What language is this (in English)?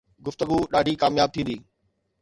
Sindhi